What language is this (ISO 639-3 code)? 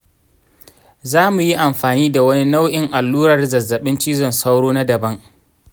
hau